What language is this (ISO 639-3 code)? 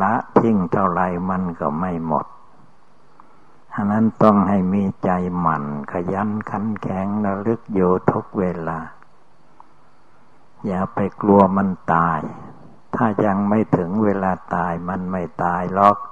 tha